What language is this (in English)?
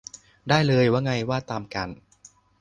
Thai